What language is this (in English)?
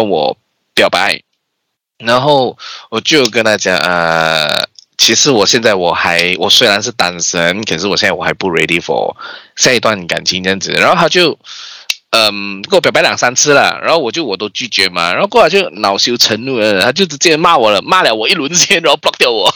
Chinese